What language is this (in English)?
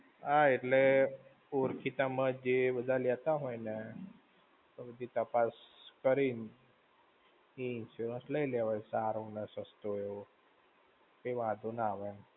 Gujarati